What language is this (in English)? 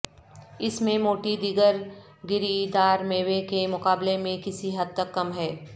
Urdu